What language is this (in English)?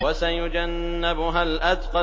Arabic